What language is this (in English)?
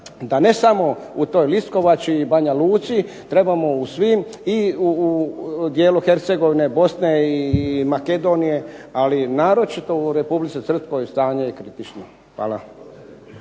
Croatian